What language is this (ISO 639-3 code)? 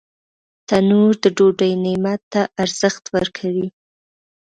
pus